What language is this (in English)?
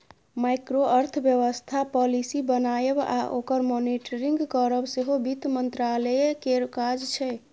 Maithili